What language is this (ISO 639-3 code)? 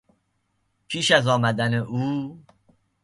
fas